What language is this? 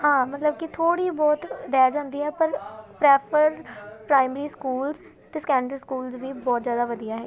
Punjabi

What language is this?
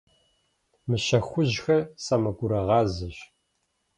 Kabardian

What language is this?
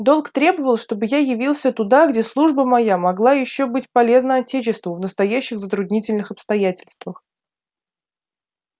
Russian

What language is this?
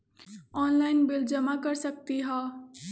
Magahi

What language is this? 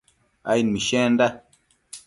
Matsés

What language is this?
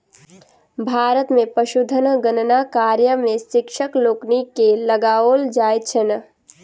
Maithili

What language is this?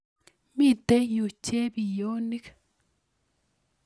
Kalenjin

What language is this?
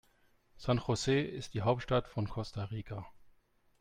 German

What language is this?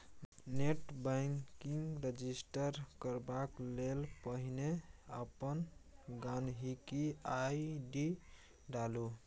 Maithili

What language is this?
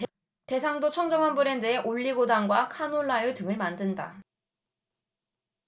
Korean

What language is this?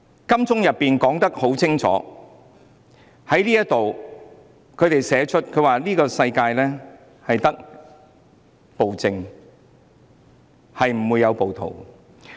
Cantonese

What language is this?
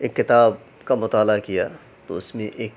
Urdu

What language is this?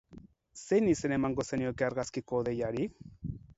Basque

